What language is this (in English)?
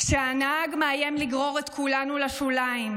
Hebrew